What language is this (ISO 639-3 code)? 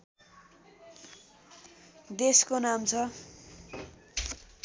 nep